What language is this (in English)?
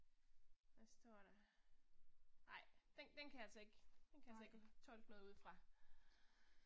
Danish